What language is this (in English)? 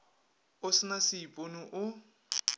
Northern Sotho